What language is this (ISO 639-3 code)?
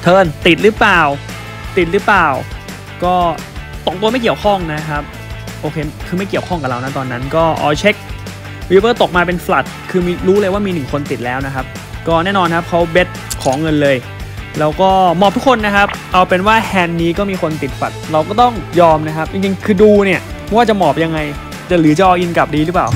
tha